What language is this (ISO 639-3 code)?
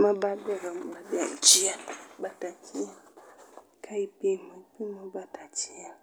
luo